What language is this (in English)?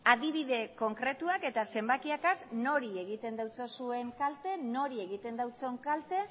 Basque